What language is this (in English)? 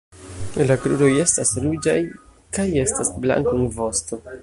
Esperanto